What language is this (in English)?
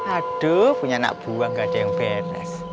Indonesian